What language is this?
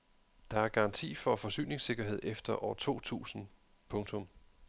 Danish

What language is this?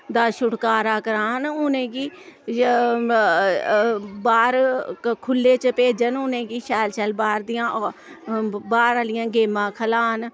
Dogri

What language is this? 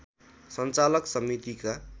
Nepali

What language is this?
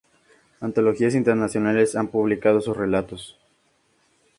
Spanish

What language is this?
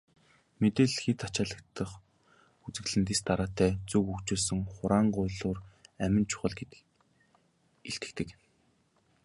Mongolian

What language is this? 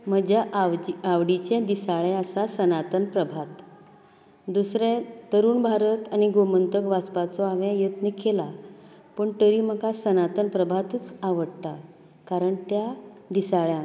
Konkani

